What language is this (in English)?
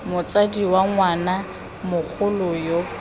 Tswana